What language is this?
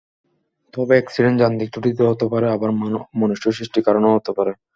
Bangla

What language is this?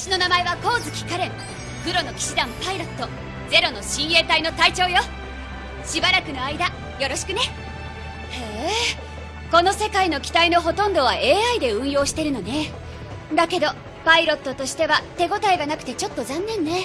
Japanese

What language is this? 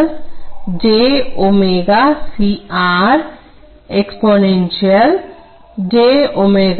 Hindi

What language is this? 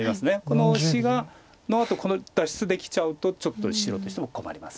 Japanese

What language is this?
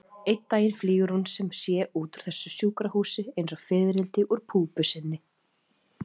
Icelandic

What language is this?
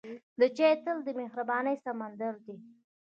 Pashto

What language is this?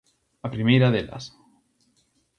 Galician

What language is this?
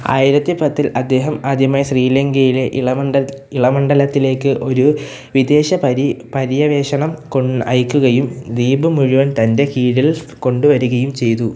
Malayalam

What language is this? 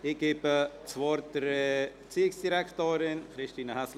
Swiss German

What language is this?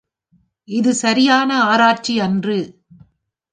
Tamil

